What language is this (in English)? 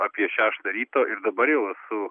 Lithuanian